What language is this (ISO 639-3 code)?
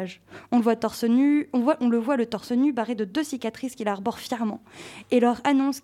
fra